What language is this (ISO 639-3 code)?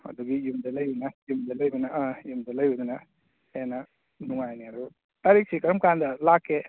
mni